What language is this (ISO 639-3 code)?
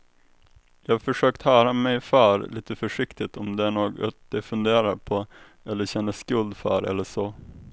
swe